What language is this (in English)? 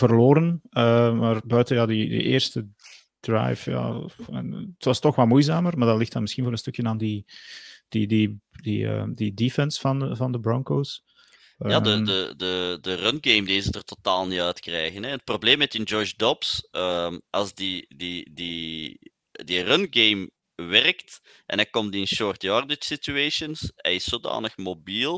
Dutch